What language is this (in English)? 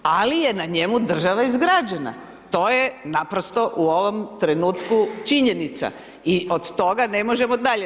Croatian